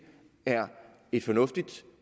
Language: Danish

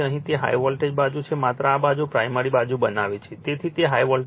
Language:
Gujarati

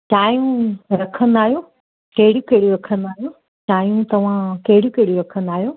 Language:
Sindhi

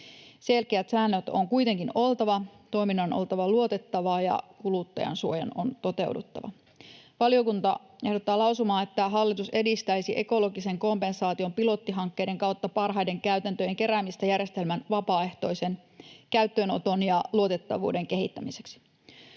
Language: Finnish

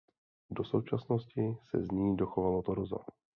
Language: Czech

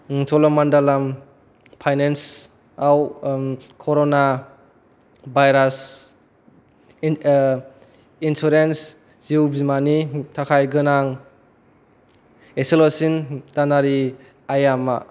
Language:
Bodo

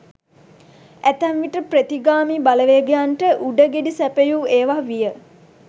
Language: Sinhala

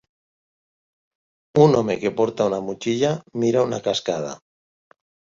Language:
Catalan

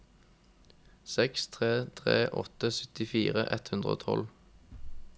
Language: Norwegian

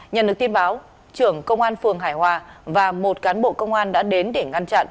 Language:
Vietnamese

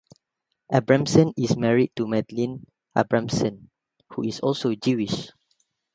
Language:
English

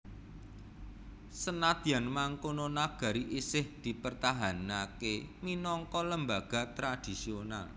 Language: Javanese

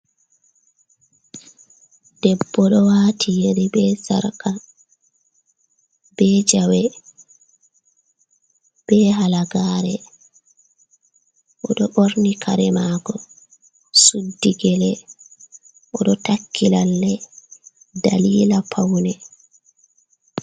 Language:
Fula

